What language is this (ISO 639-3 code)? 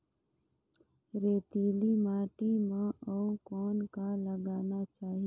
hne